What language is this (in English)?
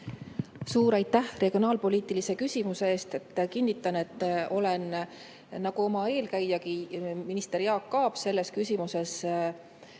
Estonian